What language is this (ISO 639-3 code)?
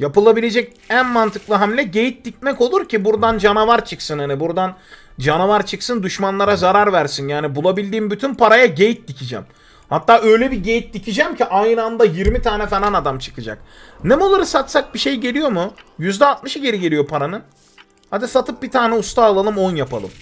tur